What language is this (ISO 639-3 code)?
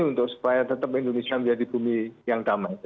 ind